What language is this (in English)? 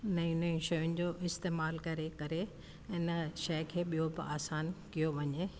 Sindhi